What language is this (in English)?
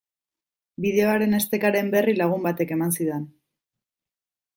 Basque